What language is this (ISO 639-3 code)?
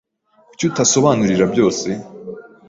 kin